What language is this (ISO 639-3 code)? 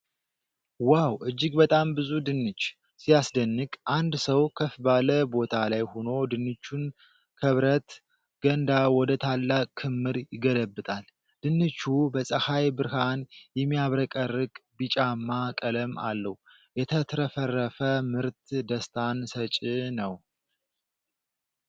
amh